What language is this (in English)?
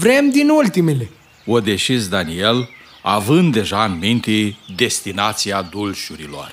Romanian